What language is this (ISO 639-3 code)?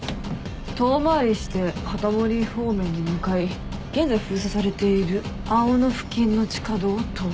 jpn